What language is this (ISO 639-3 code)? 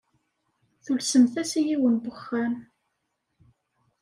kab